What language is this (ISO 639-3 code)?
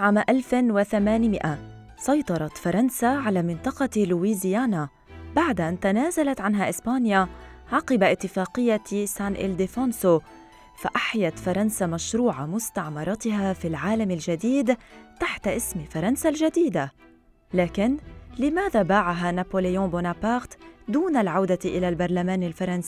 ara